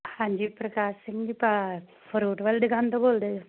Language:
Punjabi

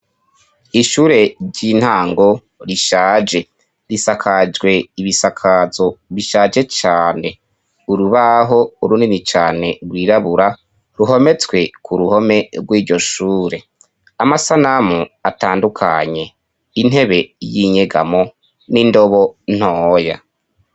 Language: Rundi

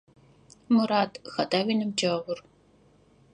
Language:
Adyghe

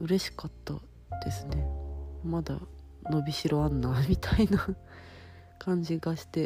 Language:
Japanese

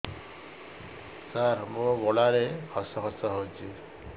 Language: Odia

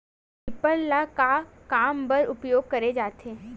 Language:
Chhattisgarhi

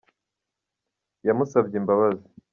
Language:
Kinyarwanda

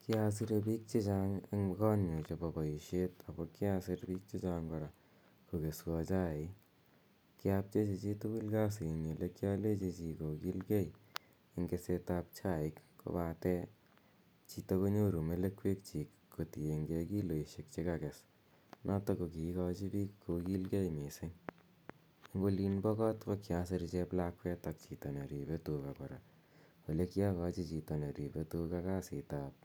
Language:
Kalenjin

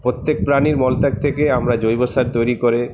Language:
Bangla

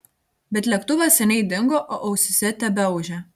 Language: Lithuanian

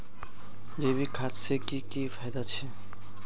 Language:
Magahi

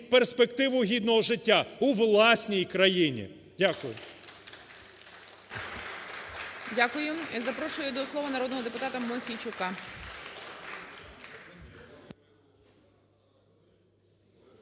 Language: Ukrainian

